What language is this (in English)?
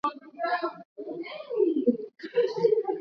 Swahili